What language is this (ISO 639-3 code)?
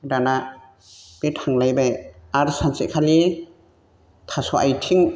brx